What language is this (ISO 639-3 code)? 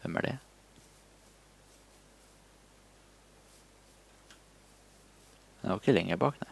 nor